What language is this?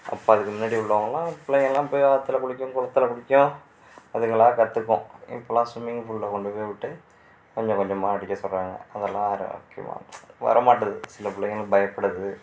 Tamil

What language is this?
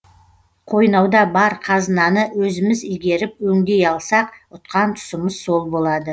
Kazakh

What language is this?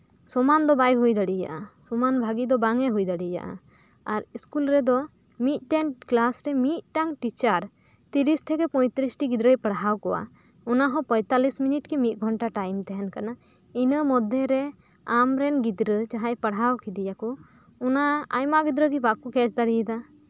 Santali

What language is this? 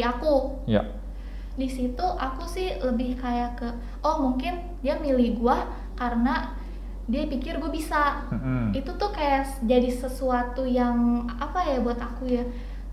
Indonesian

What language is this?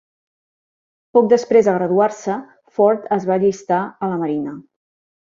Catalan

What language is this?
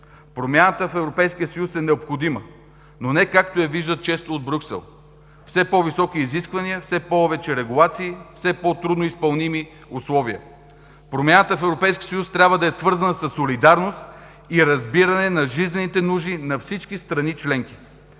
Bulgarian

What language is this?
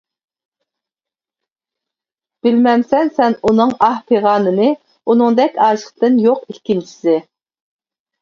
Uyghur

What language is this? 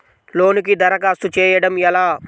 Telugu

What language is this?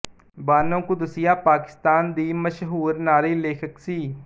Punjabi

